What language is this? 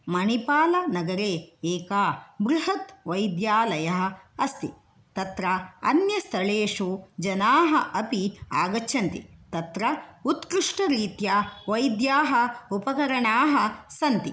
Sanskrit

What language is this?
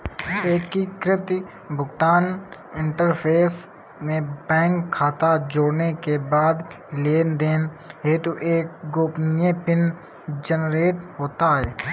Hindi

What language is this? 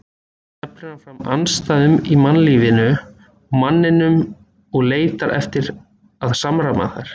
Icelandic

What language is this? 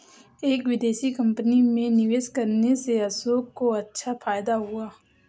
Hindi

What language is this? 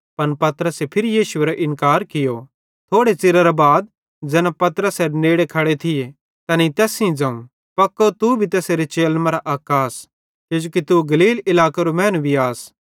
Bhadrawahi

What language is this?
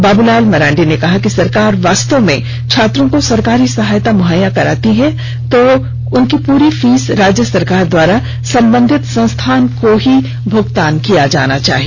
Hindi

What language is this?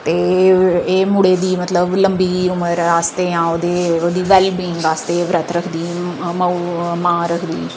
Dogri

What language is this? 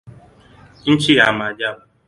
Swahili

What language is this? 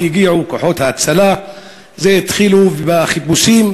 Hebrew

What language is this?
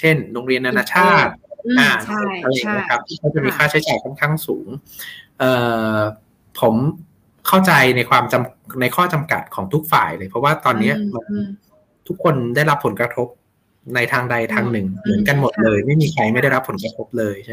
Thai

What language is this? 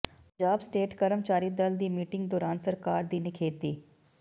Punjabi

